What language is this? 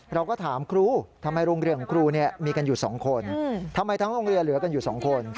Thai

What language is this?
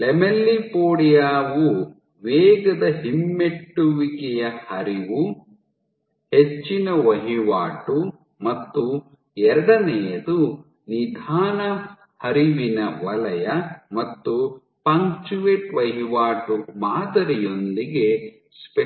Kannada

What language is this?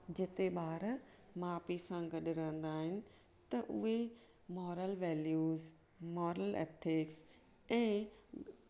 Sindhi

